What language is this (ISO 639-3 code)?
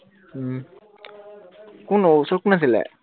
asm